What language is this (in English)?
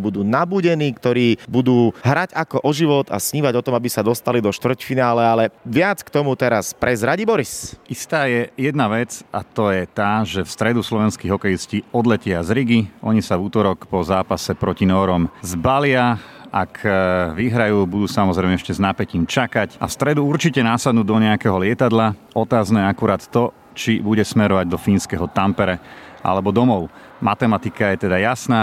Slovak